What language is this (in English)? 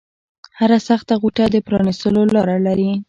Pashto